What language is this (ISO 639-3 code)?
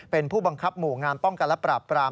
tha